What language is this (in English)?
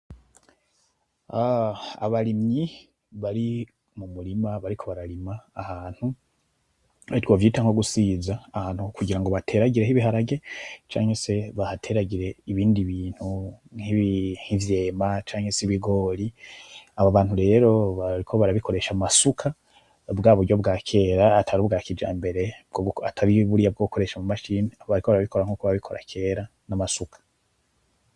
Rundi